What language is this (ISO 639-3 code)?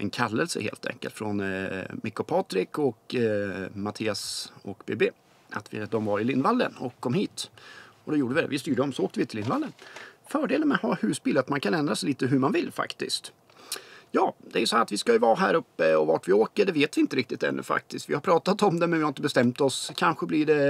swe